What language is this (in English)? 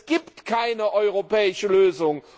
German